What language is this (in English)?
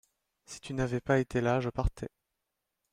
French